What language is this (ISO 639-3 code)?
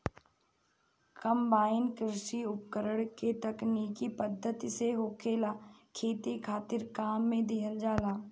bho